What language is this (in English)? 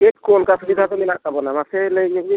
Santali